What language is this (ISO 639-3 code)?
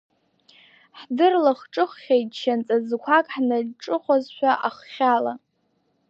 abk